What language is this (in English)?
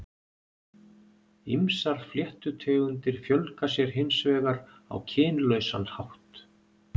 Icelandic